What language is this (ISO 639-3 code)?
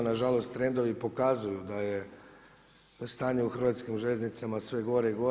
hrv